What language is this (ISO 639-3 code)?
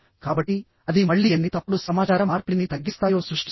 tel